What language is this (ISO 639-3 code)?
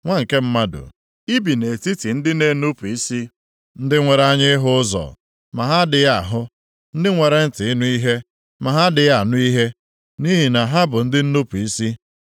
ibo